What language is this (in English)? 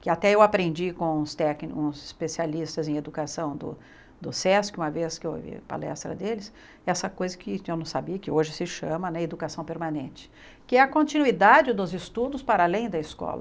Portuguese